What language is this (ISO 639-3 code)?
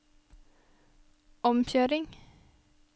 nor